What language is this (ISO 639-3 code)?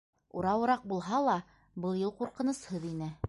bak